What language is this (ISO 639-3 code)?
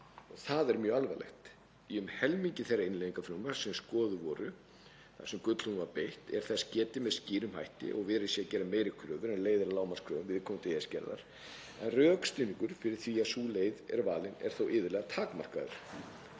isl